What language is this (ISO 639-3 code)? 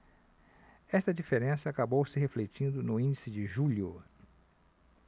por